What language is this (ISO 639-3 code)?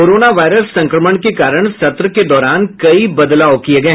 hin